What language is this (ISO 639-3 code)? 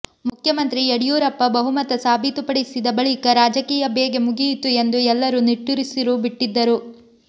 kan